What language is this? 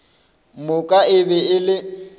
Northern Sotho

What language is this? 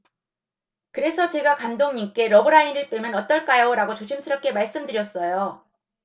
Korean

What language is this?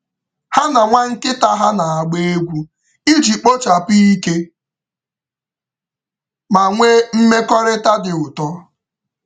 Igbo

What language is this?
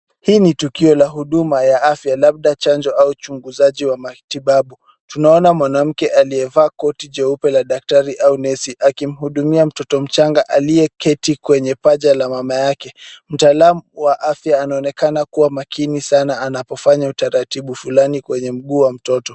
Swahili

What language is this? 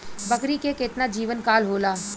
Bhojpuri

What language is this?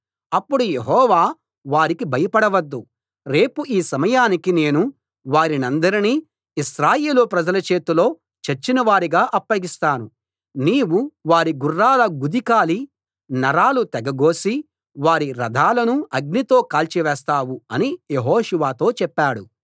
Telugu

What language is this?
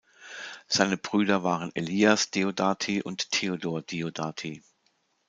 German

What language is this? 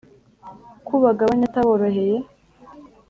Kinyarwanda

